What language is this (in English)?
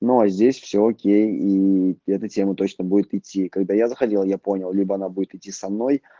Russian